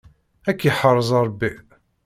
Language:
Kabyle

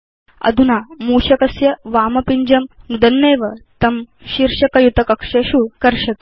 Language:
Sanskrit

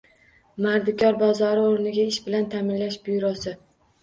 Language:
Uzbek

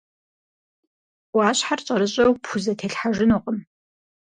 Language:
Kabardian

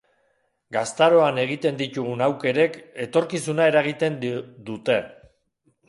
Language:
Basque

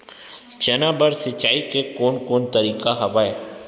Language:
Chhattisgarhi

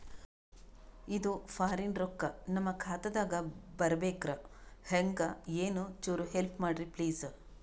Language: Kannada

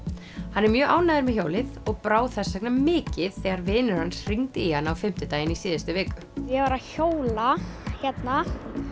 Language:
Icelandic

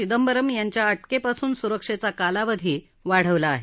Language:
Marathi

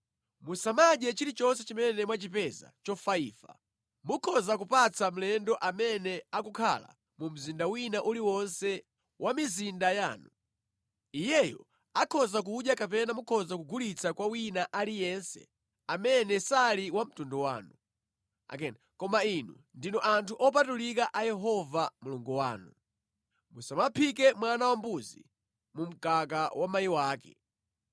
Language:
Nyanja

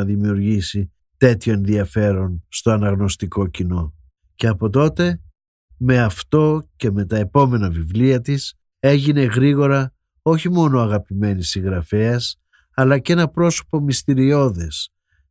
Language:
Greek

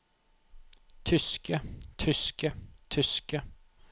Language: Norwegian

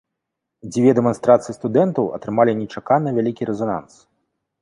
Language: Belarusian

